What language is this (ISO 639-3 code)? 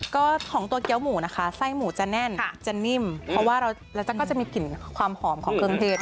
tha